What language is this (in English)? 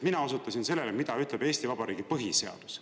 Estonian